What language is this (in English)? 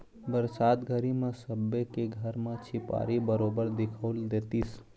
Chhattisgarhi